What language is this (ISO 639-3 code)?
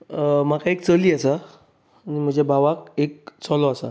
kok